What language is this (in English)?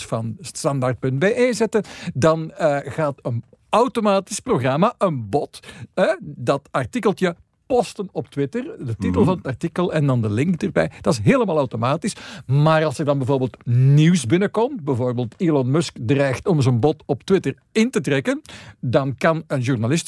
Dutch